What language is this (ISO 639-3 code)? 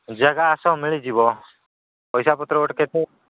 ori